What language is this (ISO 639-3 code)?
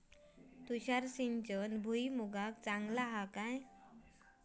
mar